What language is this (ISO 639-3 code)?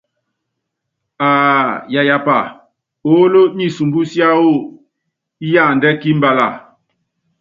yav